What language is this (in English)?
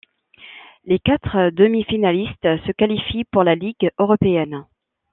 French